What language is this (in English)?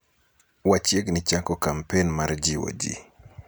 Luo (Kenya and Tanzania)